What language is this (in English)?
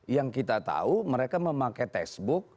Indonesian